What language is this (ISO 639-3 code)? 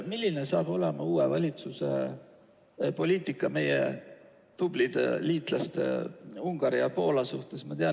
est